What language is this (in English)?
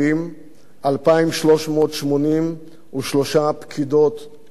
Hebrew